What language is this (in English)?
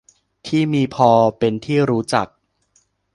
Thai